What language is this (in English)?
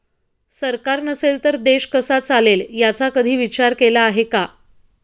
Marathi